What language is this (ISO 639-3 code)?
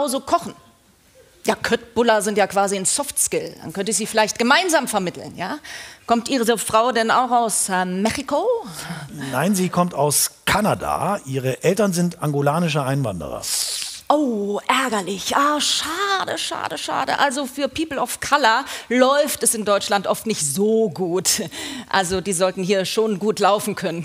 deu